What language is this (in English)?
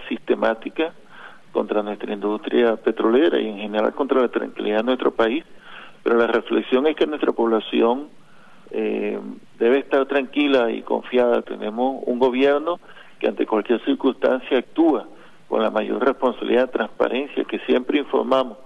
Spanish